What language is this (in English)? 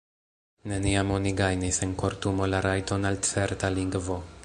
Esperanto